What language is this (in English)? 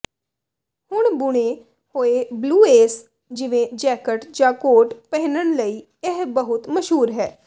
Punjabi